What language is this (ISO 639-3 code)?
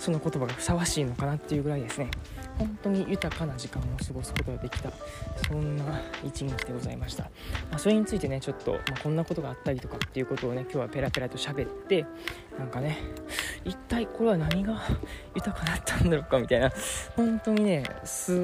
jpn